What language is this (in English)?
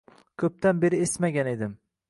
Uzbek